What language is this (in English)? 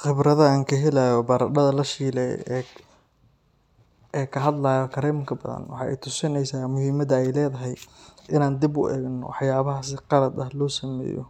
Somali